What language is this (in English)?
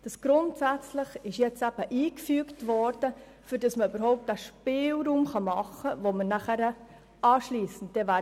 Swiss German